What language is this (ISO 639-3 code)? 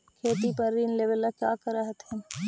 mag